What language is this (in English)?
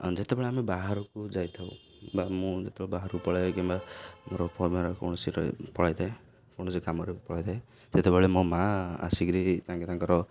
Odia